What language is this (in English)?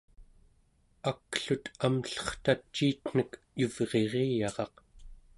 Central Yupik